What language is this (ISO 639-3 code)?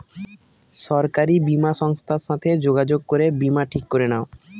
ben